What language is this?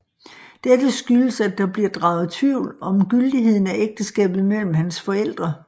Danish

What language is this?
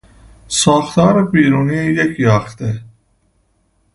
Persian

